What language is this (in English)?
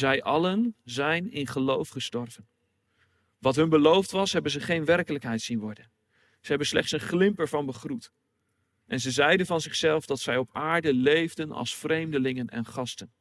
Dutch